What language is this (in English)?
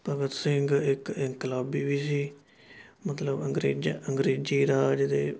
Punjabi